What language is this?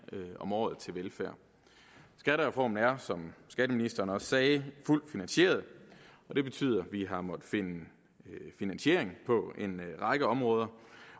Danish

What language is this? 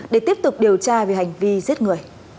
Vietnamese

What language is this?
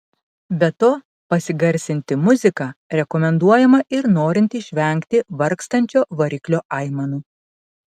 Lithuanian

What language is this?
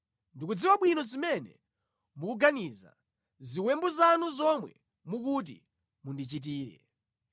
Nyanja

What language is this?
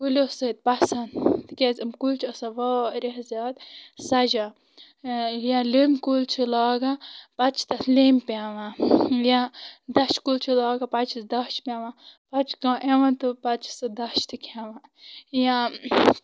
Kashmiri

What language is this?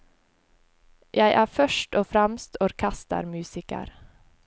Norwegian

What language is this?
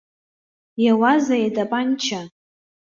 Abkhazian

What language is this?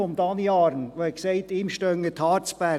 Swiss German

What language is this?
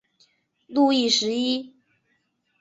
Chinese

